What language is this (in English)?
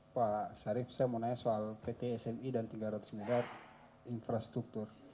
Indonesian